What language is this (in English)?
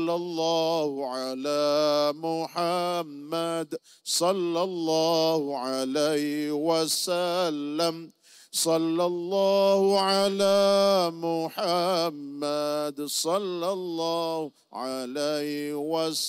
Malay